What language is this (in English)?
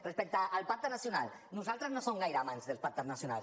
Catalan